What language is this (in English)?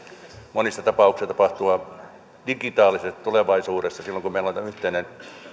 Finnish